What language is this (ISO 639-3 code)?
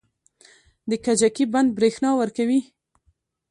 pus